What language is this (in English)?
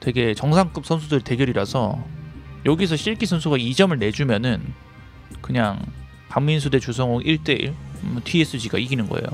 Korean